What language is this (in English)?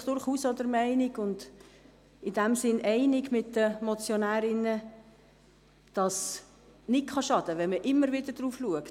Swiss German